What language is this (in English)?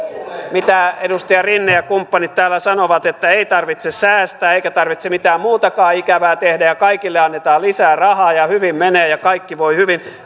Finnish